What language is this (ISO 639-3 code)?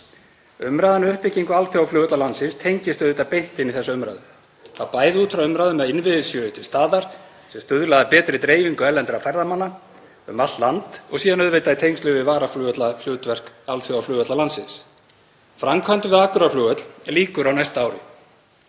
isl